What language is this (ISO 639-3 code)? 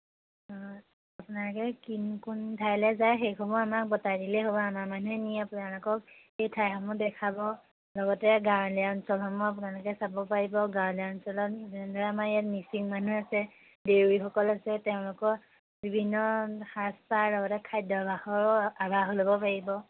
asm